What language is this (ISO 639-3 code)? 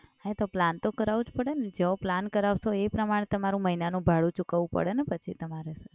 guj